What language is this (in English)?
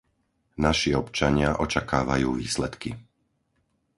Slovak